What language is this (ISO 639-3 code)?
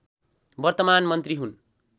nep